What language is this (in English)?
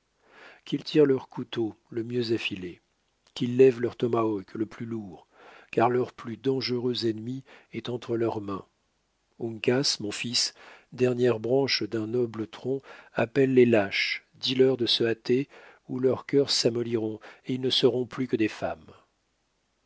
French